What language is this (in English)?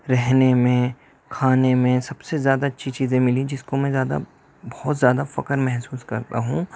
Urdu